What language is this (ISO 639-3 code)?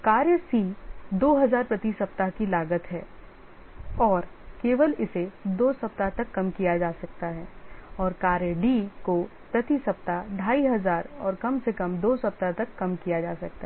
hin